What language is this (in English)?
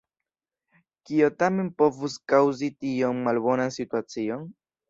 Esperanto